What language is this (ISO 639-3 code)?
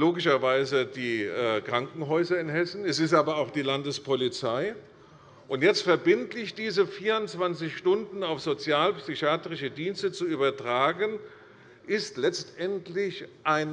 deu